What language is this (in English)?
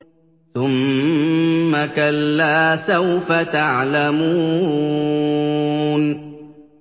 Arabic